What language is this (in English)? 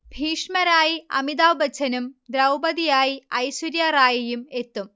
Malayalam